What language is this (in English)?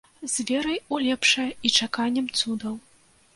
Belarusian